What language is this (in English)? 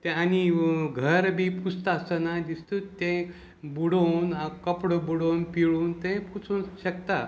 Konkani